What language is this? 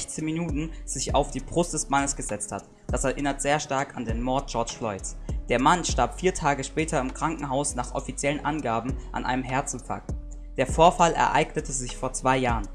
German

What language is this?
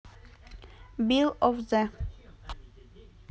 Russian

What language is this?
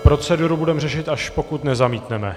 Czech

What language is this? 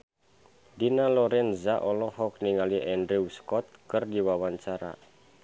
Sundanese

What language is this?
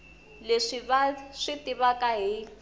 Tsonga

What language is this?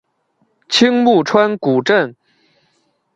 Chinese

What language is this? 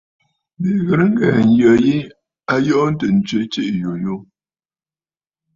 Bafut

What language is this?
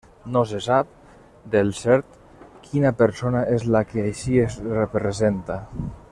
Catalan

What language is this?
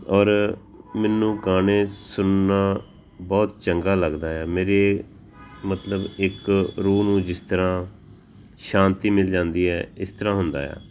Punjabi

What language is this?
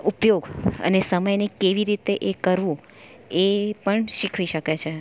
Gujarati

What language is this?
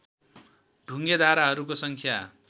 Nepali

